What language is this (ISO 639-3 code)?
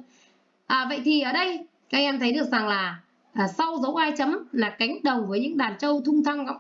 vie